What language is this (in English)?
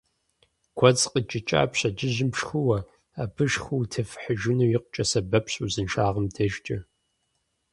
Kabardian